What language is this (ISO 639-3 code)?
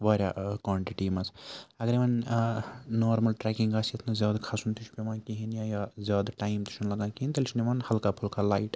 kas